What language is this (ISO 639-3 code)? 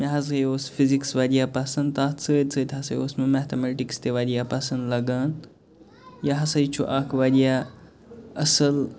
kas